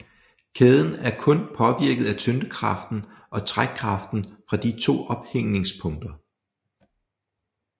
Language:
Danish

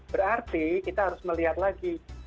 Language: Indonesian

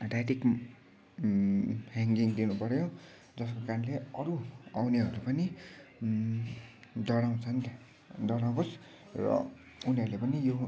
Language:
Nepali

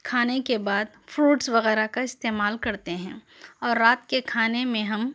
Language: Urdu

